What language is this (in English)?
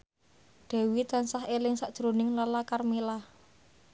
Javanese